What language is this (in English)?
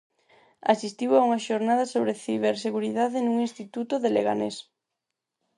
Galician